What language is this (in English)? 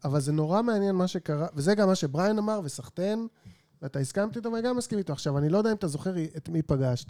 Hebrew